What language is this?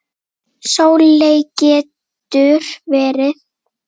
Icelandic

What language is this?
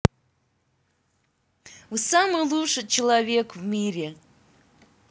Russian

